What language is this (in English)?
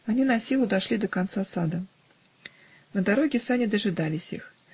Russian